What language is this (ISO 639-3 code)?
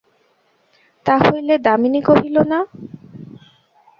ben